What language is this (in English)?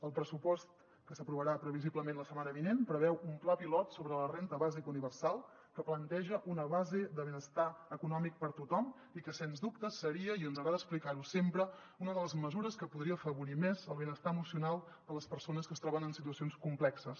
Catalan